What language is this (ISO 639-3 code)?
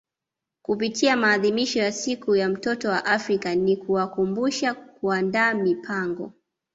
swa